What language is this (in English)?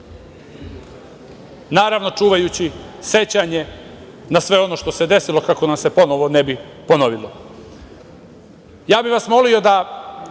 Serbian